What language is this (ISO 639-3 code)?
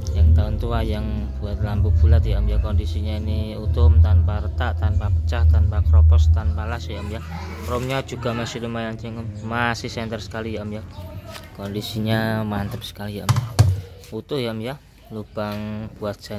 ind